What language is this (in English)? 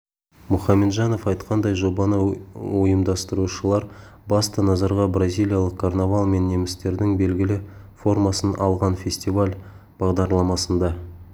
Kazakh